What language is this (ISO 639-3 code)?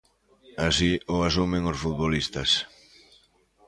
glg